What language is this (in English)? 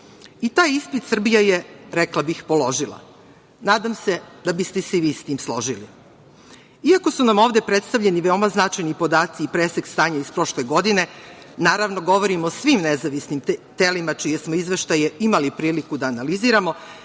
Serbian